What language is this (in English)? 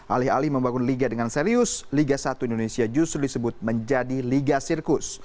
Indonesian